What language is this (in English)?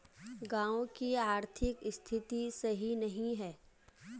Magahi